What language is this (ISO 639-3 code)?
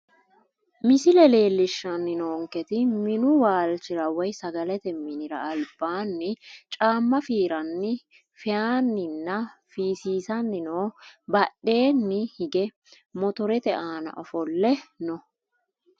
sid